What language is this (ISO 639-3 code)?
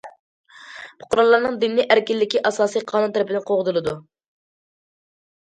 uig